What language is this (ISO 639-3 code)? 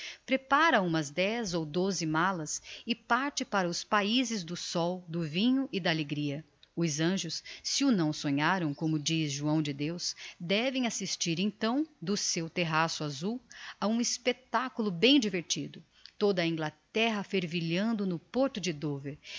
por